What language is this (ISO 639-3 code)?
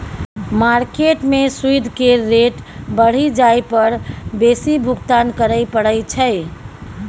mai